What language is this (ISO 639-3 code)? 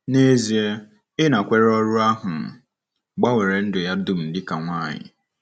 ibo